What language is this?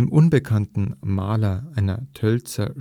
German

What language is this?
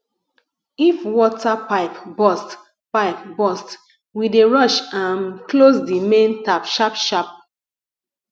Nigerian Pidgin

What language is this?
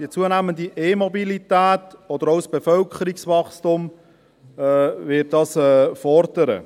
Swiss German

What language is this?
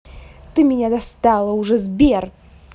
Russian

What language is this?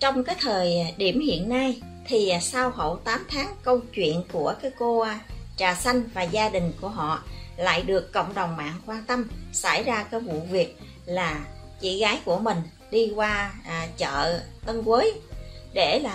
Vietnamese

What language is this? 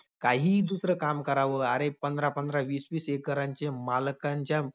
Marathi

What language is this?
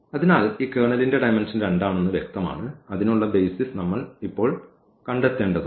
Malayalam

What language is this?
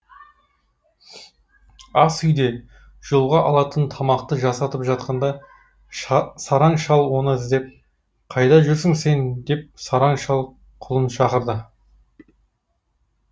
Kazakh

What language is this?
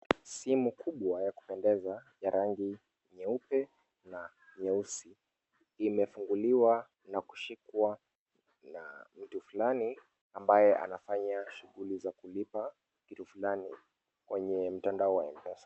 Swahili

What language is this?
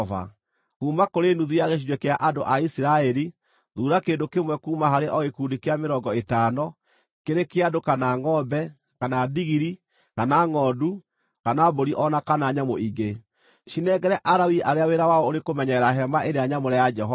Kikuyu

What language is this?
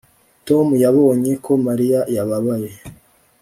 Kinyarwanda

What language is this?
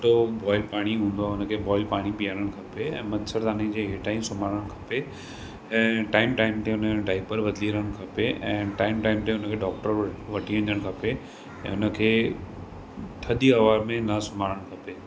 Sindhi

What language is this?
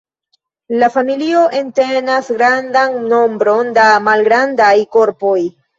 Esperanto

